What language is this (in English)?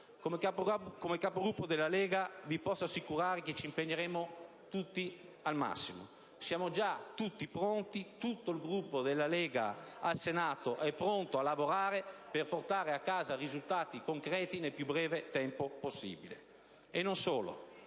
Italian